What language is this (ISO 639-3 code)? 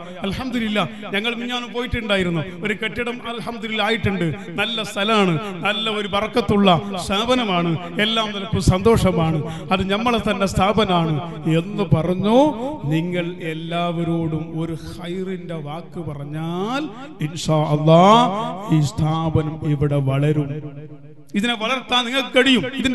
ara